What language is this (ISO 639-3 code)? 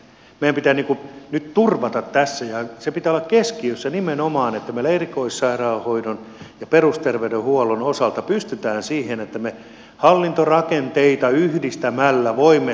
fin